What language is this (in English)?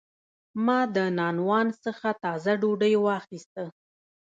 Pashto